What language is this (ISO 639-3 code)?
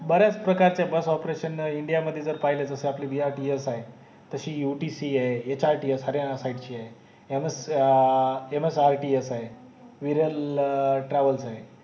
mar